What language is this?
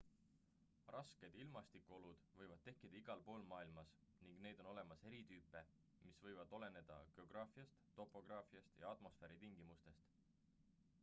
Estonian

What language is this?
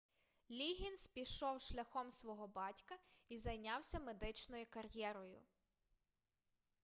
Ukrainian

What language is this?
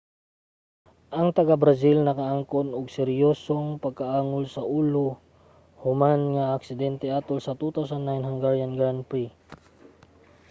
Cebuano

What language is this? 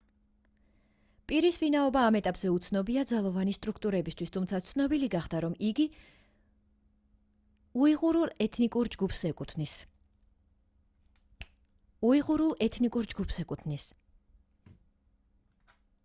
Georgian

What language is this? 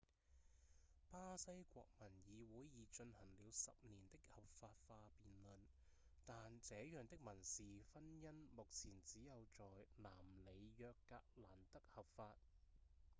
Cantonese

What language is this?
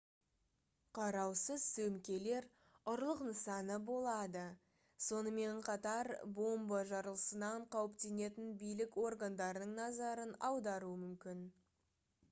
Kazakh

